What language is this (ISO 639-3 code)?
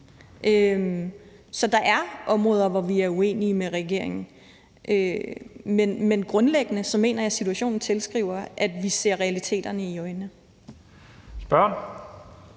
dan